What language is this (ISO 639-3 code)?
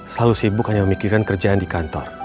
ind